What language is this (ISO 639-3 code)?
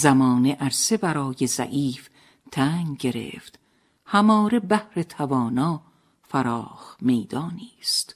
fas